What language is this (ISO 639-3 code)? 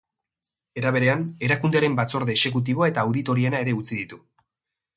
eus